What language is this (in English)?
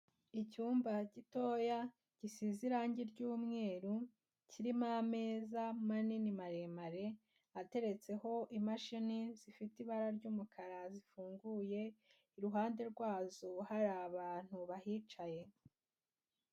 Kinyarwanda